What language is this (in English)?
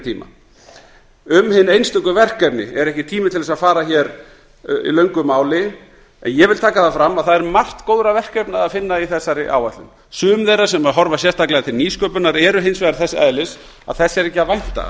Icelandic